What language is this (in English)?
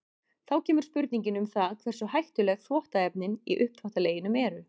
Icelandic